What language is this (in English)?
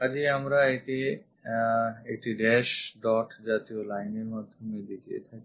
Bangla